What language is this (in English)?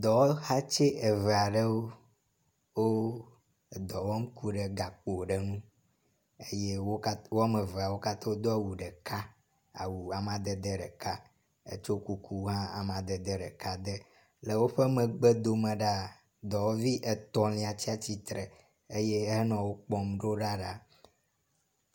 Ewe